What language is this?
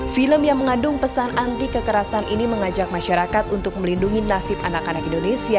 Indonesian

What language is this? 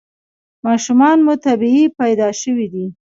Pashto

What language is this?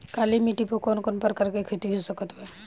Bhojpuri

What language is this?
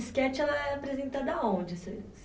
Portuguese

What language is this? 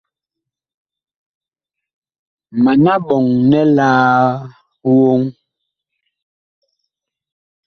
Bakoko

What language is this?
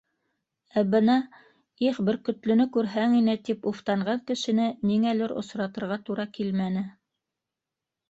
Bashkir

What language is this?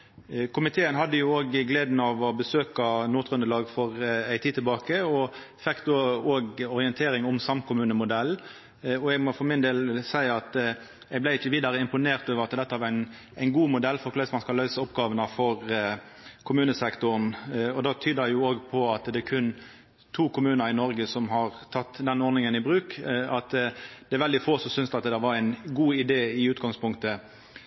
Norwegian Nynorsk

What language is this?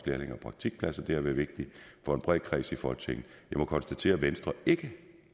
Danish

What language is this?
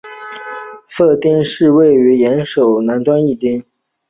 Chinese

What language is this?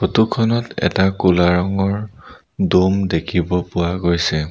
Assamese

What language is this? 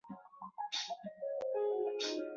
Chinese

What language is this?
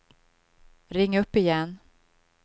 Swedish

